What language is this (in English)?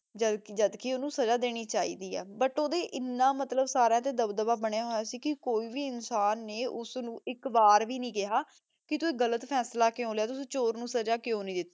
Punjabi